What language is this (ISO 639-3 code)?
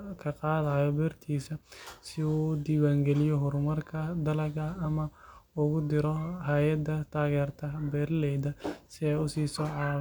som